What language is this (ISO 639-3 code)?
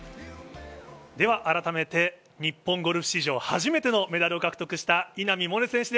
jpn